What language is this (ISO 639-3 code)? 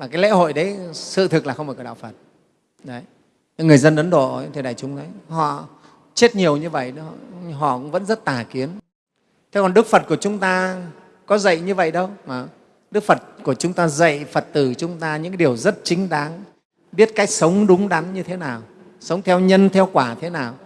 vie